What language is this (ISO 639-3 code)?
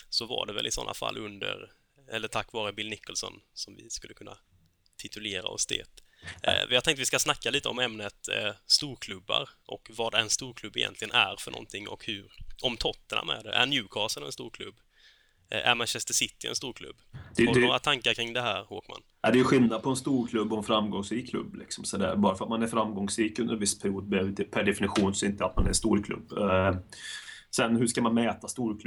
swe